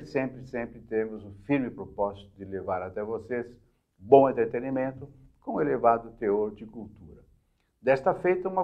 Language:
Portuguese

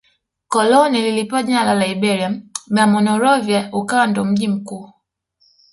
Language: Swahili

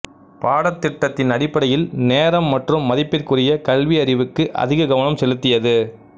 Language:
Tamil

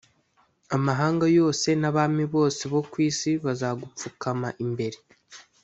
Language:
Kinyarwanda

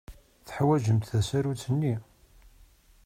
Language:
Kabyle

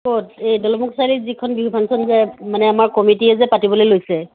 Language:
Assamese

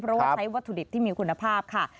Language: Thai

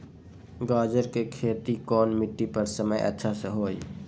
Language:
Magahi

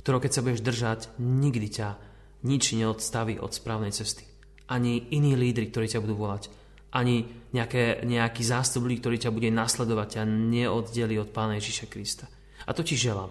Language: Slovak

